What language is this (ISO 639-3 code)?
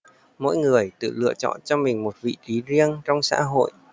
vie